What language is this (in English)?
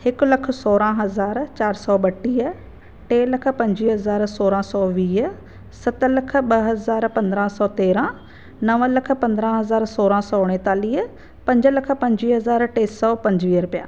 Sindhi